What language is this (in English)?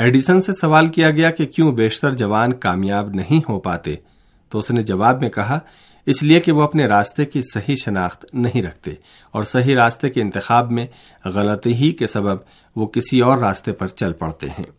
Urdu